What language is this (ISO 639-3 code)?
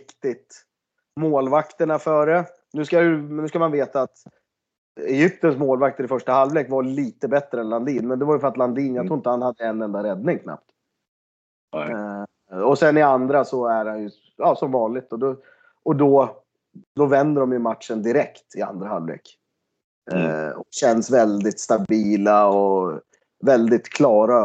swe